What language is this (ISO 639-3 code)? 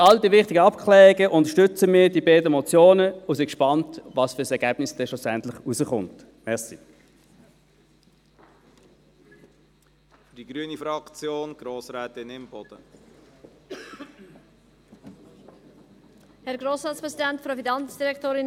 gsw